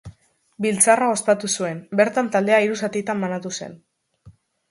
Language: Basque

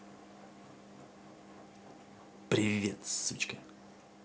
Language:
Russian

